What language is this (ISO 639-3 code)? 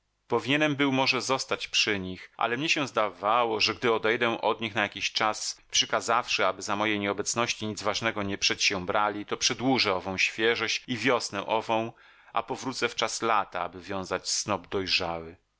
pol